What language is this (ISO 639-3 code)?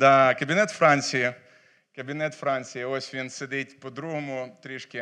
ukr